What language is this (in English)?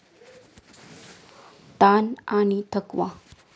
Marathi